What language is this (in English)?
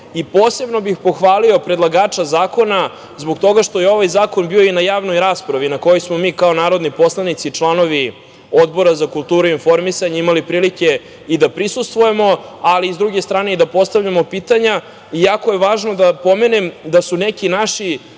Serbian